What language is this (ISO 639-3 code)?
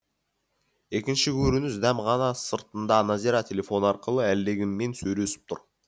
kaz